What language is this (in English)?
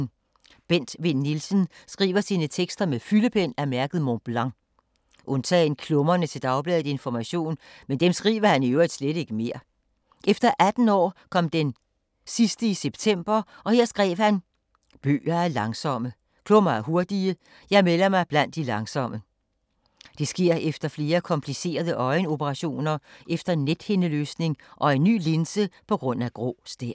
Danish